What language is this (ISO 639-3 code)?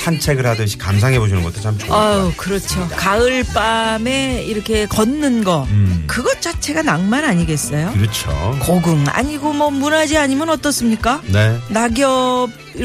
kor